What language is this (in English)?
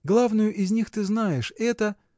Russian